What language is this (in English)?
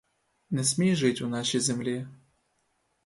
Ukrainian